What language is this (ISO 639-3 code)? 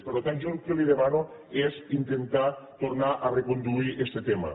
cat